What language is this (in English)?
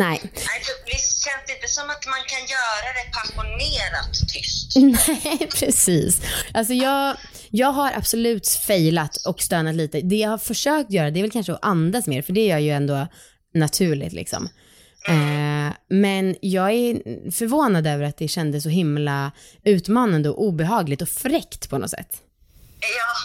Swedish